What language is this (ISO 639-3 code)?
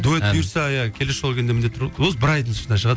kaz